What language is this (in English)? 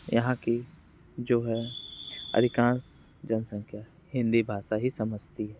Hindi